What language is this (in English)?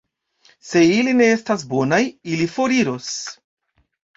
Esperanto